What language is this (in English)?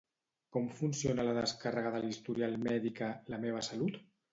Catalan